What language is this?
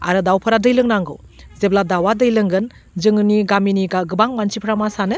Bodo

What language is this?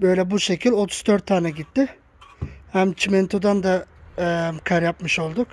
Turkish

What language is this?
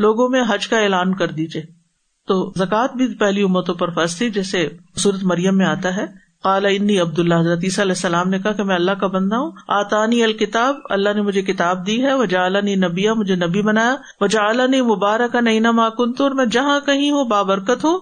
Urdu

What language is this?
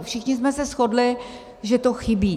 Czech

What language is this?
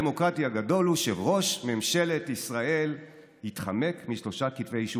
Hebrew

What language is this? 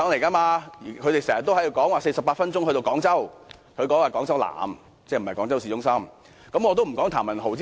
Cantonese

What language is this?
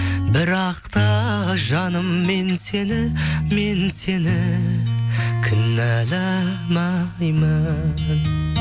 Kazakh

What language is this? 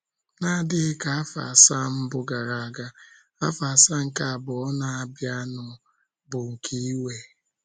Igbo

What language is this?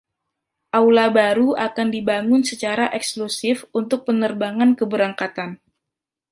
Indonesian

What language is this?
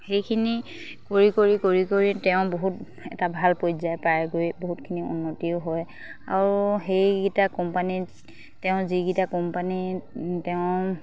Assamese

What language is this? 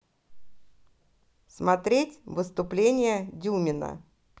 Russian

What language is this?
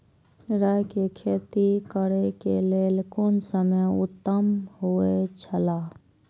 Maithili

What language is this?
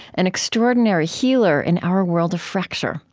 English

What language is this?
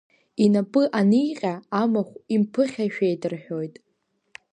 Abkhazian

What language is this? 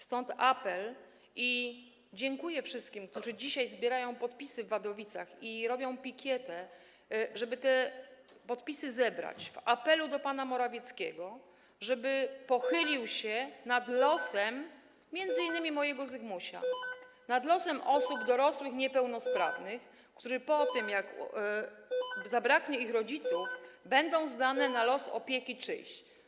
Polish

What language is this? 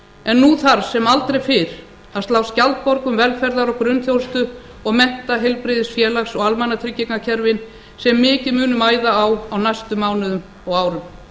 Icelandic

